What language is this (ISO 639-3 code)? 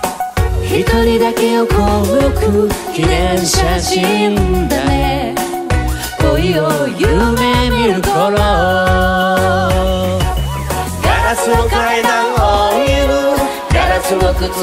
kor